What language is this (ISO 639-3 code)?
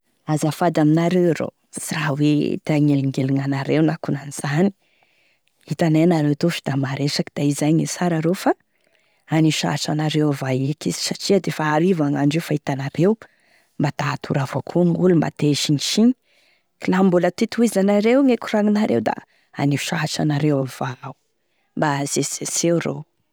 tkg